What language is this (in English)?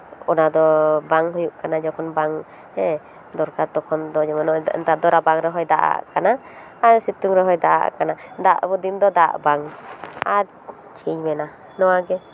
Santali